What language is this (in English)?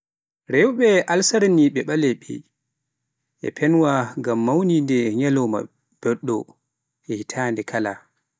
Pular